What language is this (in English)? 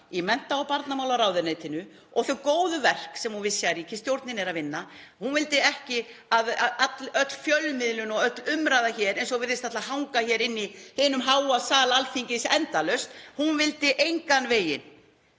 Icelandic